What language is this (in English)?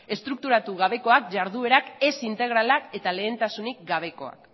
Basque